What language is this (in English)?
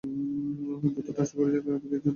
Bangla